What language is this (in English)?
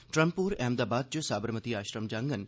Dogri